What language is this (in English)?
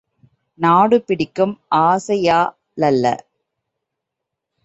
Tamil